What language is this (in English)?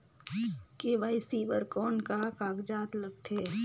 Chhattisgarhi